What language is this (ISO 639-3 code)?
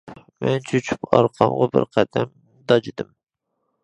uig